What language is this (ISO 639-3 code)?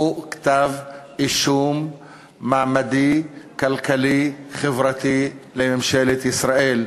heb